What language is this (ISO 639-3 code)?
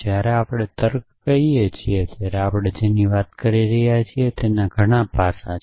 guj